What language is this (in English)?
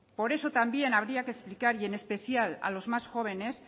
Spanish